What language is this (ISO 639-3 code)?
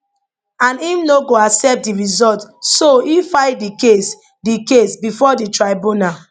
pcm